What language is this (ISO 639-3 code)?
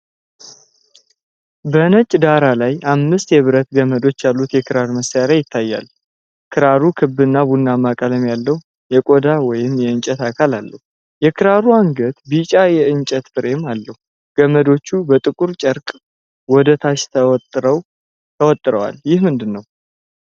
amh